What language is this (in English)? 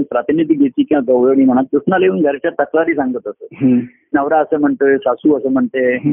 Marathi